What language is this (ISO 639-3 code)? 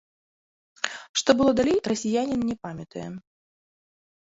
bel